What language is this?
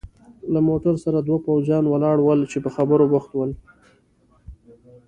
Pashto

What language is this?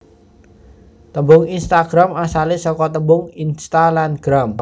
Javanese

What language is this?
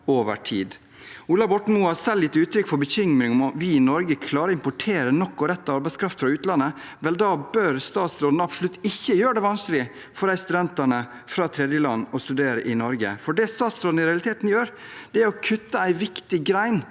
Norwegian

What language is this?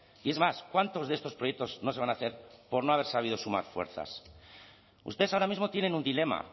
Spanish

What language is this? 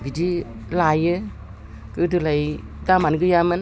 Bodo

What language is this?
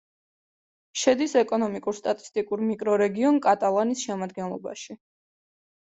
Georgian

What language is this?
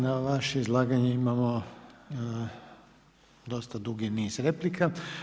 Croatian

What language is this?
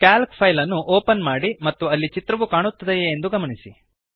Kannada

